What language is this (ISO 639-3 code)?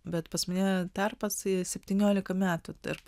lit